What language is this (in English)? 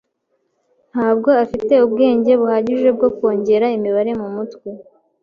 Kinyarwanda